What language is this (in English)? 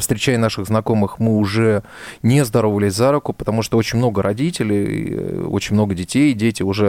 Russian